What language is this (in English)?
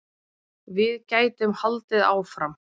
Icelandic